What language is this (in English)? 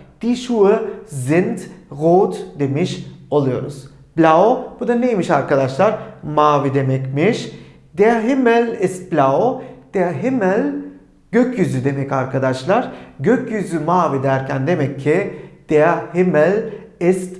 Turkish